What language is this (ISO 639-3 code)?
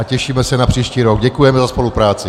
ces